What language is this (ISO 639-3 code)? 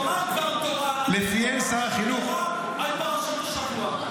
heb